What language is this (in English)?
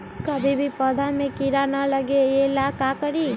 Magahi